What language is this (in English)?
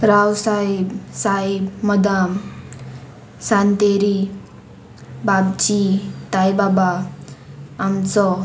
Konkani